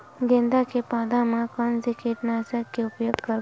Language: Chhattisgarhi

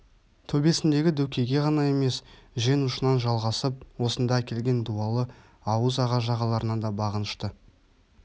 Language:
Kazakh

